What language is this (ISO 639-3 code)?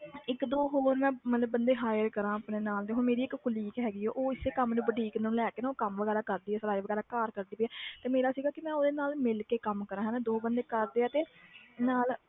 pan